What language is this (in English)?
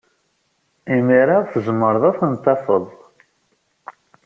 Kabyle